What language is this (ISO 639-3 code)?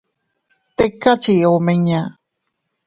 cut